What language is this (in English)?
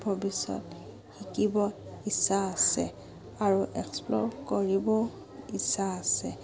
Assamese